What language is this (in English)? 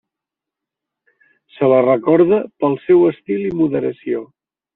Catalan